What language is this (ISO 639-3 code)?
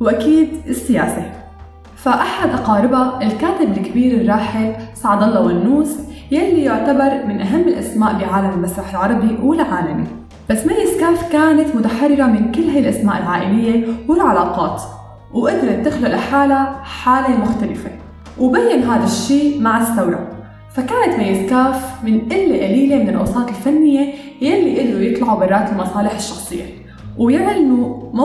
ara